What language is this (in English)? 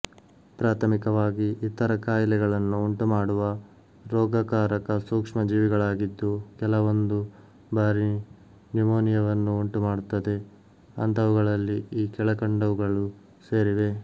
Kannada